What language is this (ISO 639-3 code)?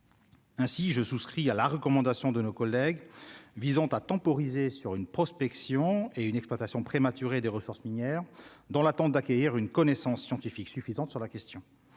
fra